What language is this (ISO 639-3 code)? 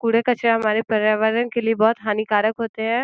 hin